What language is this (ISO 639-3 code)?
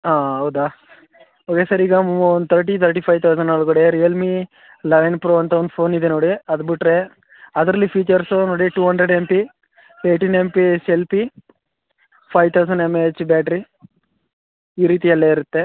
kan